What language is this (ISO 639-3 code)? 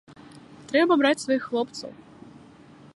bel